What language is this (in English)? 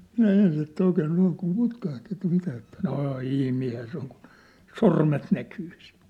Finnish